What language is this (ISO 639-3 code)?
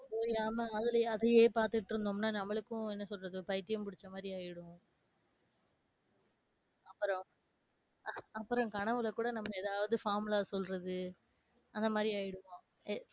tam